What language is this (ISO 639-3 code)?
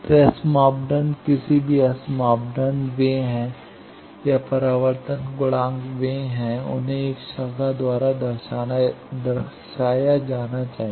hin